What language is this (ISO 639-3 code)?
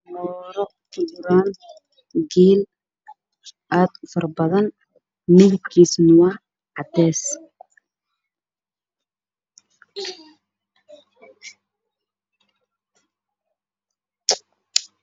som